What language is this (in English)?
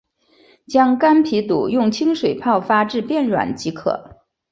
Chinese